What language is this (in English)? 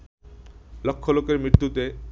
Bangla